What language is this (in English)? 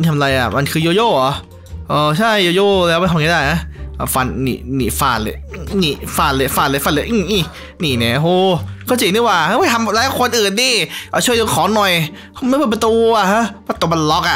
Thai